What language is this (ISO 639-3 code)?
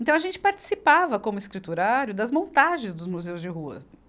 por